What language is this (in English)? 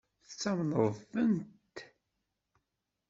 Kabyle